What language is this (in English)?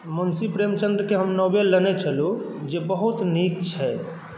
Maithili